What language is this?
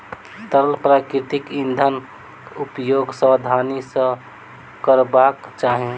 Maithili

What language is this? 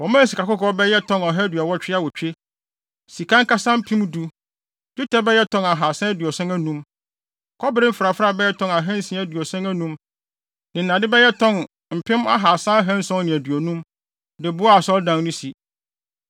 Akan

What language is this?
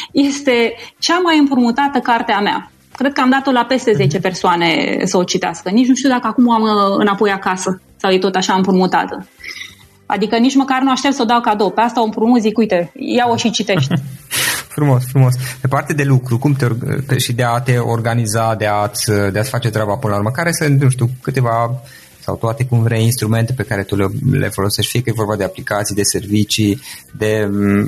Romanian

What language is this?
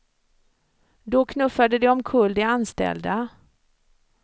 Swedish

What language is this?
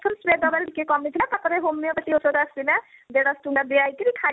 Odia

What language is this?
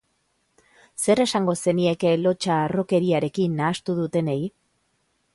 Basque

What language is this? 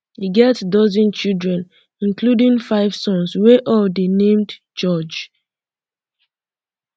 Nigerian Pidgin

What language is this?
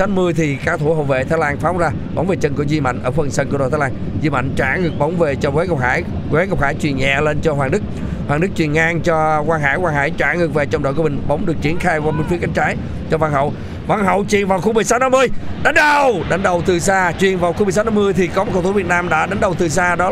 Vietnamese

